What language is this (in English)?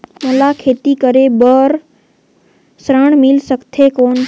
Chhattisgarhi